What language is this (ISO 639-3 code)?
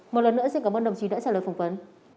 vie